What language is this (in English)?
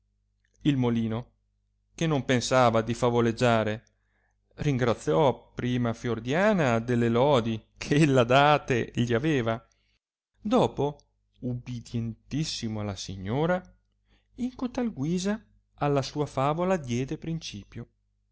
Italian